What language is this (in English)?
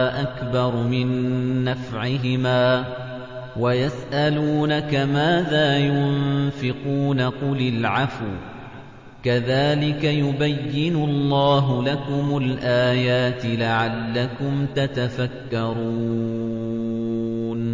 Arabic